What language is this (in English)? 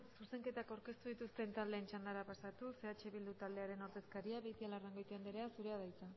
Basque